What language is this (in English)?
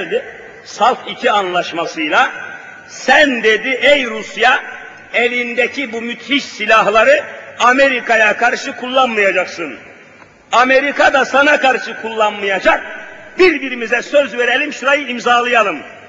Turkish